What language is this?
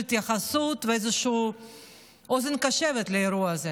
Hebrew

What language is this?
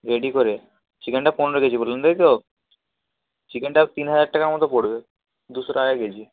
Bangla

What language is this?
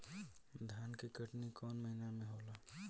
Bhojpuri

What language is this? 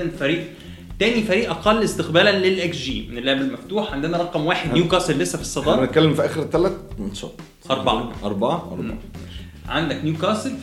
Arabic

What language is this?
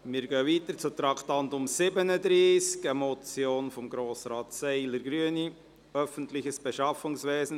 Swiss German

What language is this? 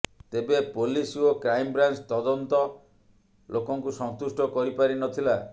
Odia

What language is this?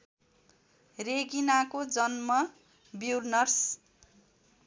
Nepali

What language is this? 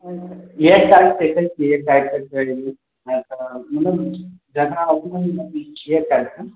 Maithili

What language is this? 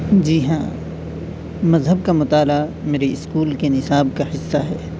Urdu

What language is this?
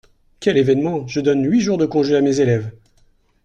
French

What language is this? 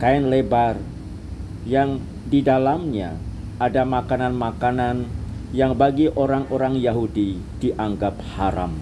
Indonesian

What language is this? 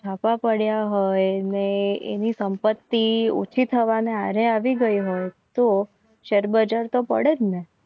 Gujarati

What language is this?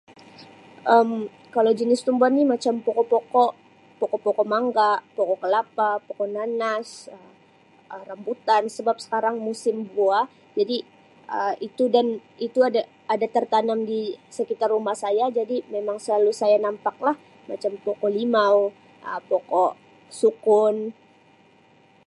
Sabah Malay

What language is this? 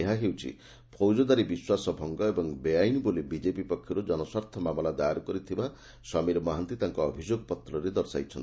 Odia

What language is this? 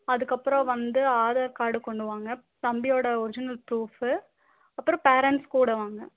Tamil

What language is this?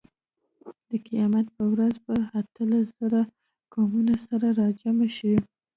Pashto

